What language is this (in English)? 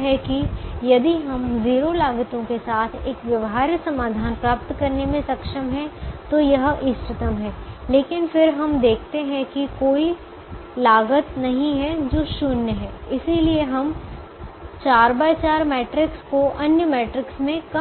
Hindi